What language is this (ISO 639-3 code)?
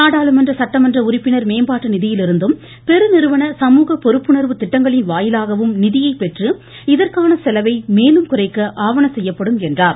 tam